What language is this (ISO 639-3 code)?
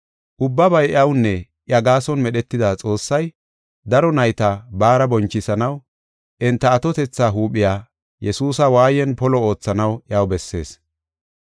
gof